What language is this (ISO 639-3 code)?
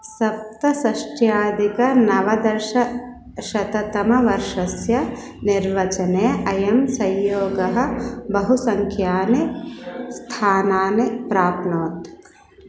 san